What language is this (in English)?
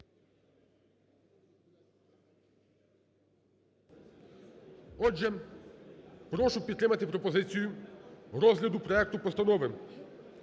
Ukrainian